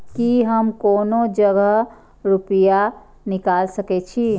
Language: Maithili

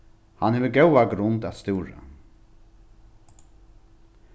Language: Faroese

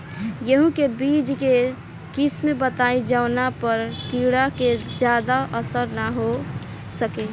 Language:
Bhojpuri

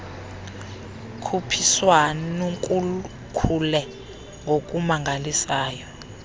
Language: Xhosa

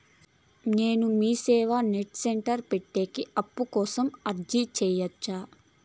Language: Telugu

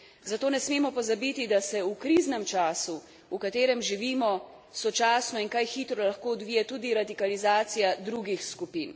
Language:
Slovenian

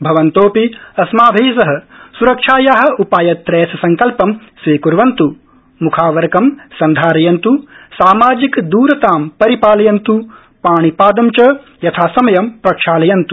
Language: Sanskrit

